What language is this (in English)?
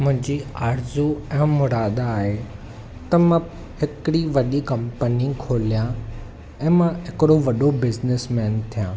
Sindhi